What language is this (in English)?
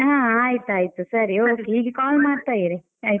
Kannada